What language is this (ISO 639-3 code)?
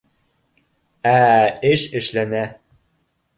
bak